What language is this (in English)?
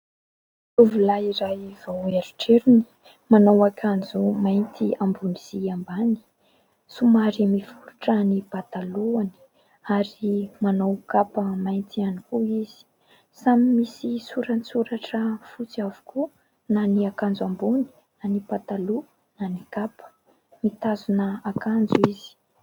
Malagasy